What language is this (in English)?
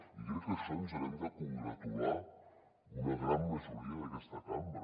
Catalan